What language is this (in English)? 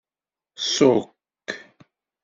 Kabyle